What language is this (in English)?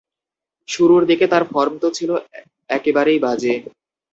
Bangla